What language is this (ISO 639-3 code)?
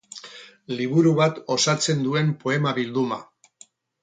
eus